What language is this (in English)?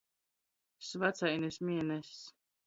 Latgalian